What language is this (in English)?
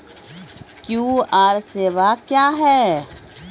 Maithili